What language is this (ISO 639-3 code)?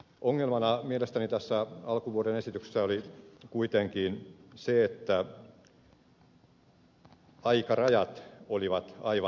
fin